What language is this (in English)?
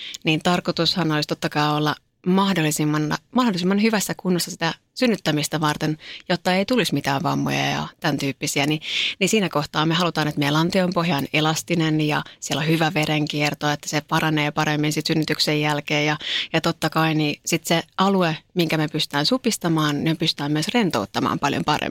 Finnish